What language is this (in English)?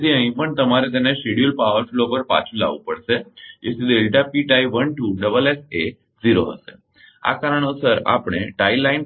Gujarati